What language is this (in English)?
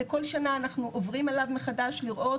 Hebrew